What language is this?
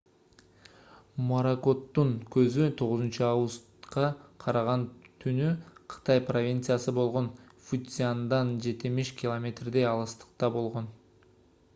Kyrgyz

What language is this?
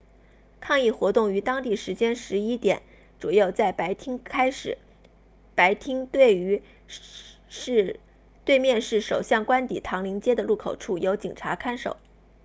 Chinese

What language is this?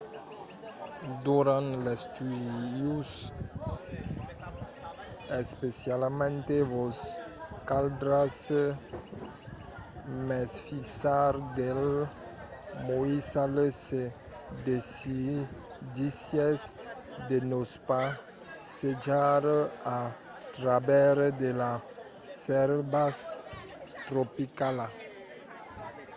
Occitan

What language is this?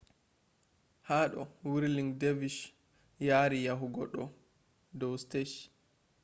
Fula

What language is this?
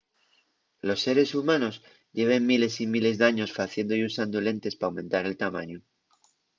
Asturian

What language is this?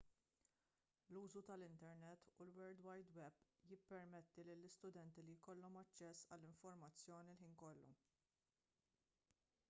Maltese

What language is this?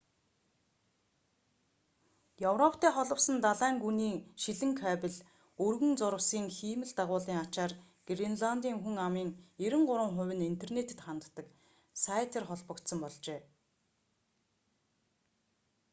Mongolian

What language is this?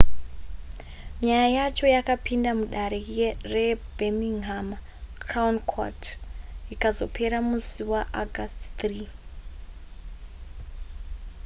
Shona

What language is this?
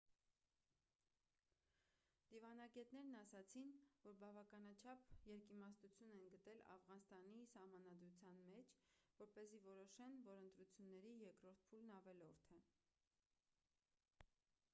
Armenian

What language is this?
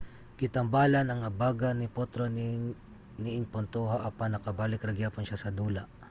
Cebuano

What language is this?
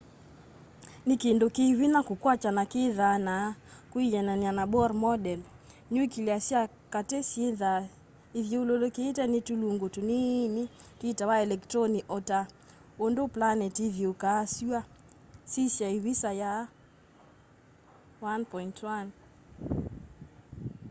Kamba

